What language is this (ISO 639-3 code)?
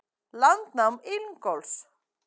isl